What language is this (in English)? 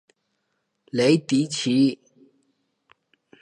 Chinese